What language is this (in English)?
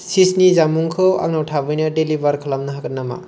Bodo